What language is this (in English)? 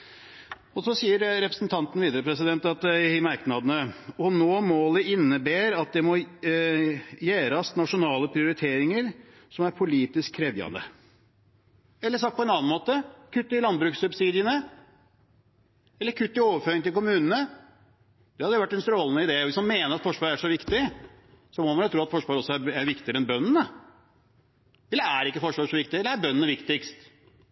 Norwegian Bokmål